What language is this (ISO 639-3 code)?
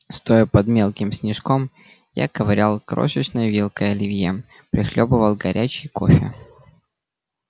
rus